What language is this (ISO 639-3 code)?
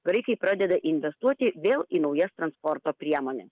lit